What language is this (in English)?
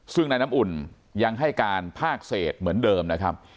Thai